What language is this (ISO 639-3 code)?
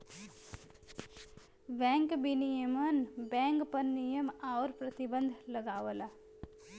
bho